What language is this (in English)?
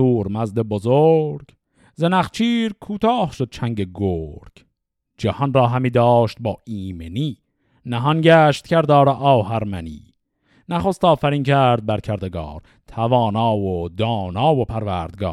Persian